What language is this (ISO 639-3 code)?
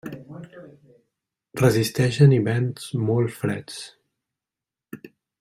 cat